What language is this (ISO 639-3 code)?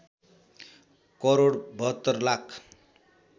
nep